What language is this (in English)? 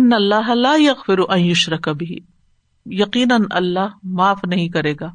Urdu